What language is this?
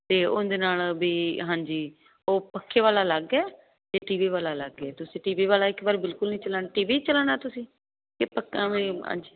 Punjabi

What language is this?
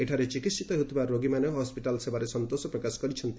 Odia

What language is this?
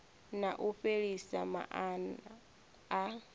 Venda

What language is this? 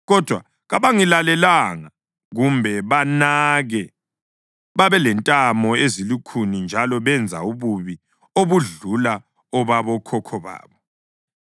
North Ndebele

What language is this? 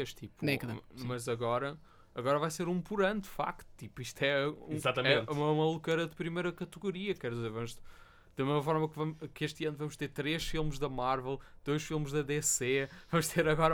Portuguese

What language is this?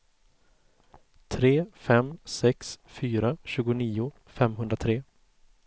Swedish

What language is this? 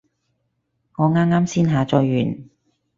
Cantonese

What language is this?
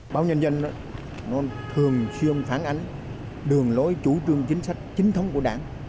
Vietnamese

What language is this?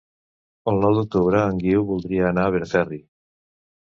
Catalan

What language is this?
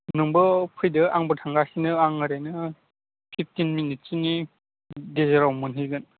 Bodo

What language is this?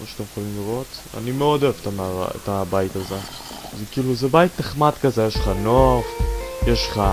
Hebrew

